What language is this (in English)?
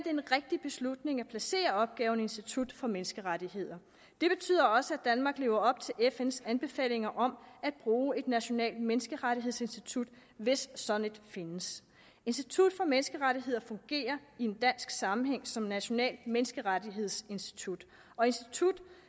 Danish